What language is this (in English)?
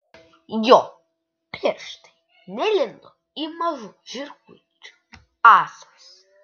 Lithuanian